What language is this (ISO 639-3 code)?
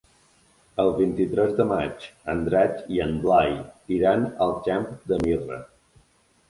cat